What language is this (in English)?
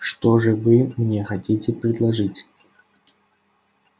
Russian